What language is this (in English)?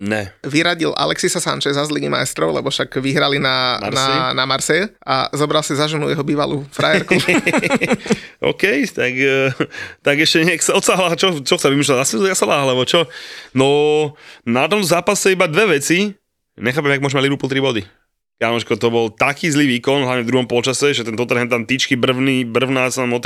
Slovak